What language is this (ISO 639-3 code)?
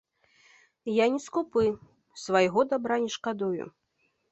bel